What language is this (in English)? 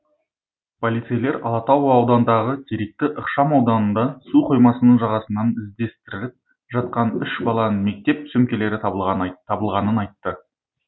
Kazakh